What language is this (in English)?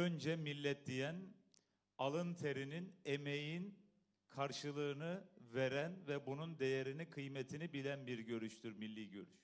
Turkish